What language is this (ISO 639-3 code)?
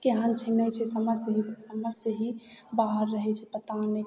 mai